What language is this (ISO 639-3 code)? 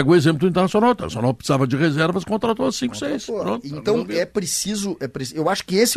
por